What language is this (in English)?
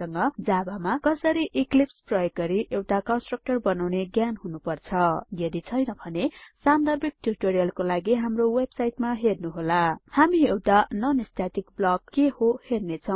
Nepali